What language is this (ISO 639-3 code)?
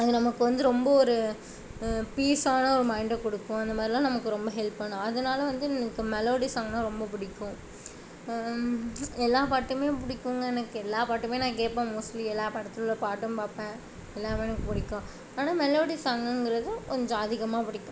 tam